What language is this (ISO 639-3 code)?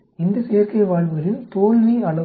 tam